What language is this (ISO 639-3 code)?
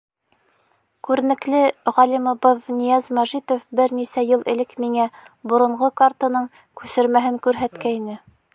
bak